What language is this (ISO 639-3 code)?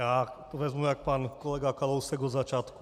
ces